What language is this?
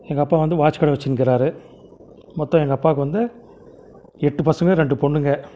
Tamil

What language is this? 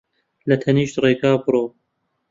Central Kurdish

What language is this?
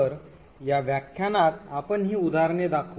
Marathi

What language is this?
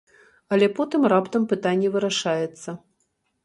Belarusian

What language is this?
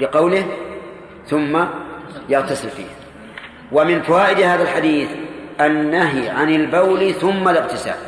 Arabic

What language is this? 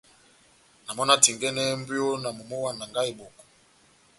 Batanga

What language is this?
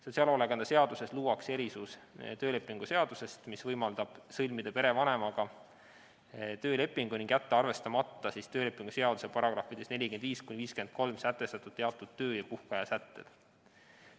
Estonian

